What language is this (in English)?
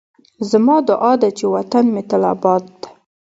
Pashto